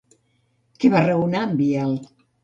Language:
Catalan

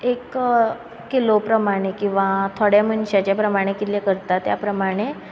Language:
Konkani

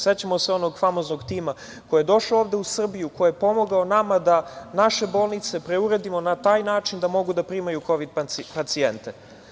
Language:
Serbian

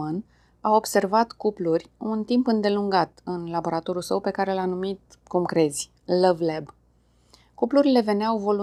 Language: Romanian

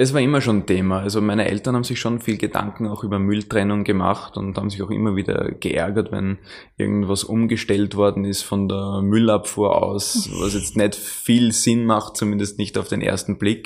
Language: German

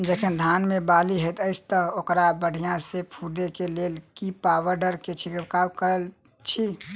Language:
Maithili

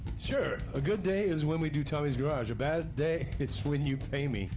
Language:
English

